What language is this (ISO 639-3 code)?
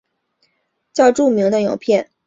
zho